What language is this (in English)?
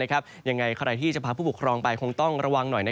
Thai